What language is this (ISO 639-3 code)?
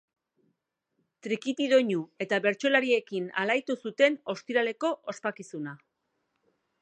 eus